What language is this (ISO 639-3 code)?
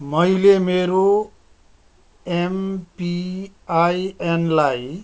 nep